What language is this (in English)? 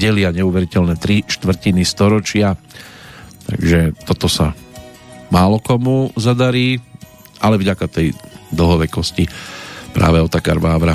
Slovak